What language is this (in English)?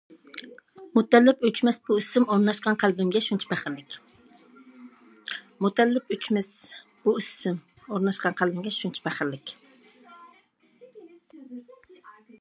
Uyghur